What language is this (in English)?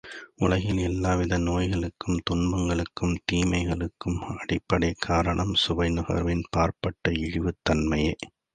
Tamil